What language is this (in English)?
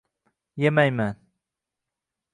Uzbek